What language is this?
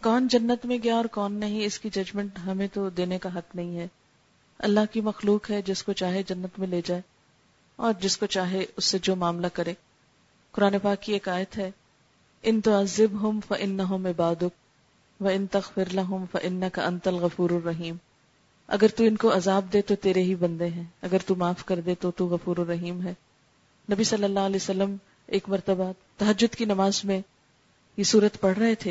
Urdu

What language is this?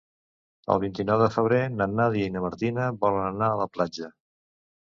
Catalan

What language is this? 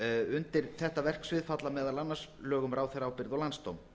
Icelandic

